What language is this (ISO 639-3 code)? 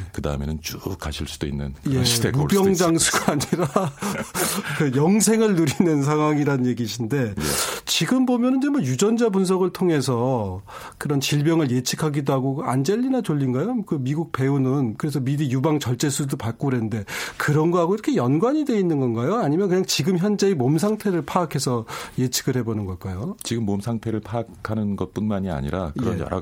kor